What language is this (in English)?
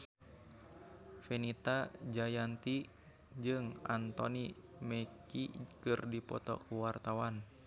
Sundanese